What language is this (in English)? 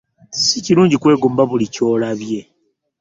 Ganda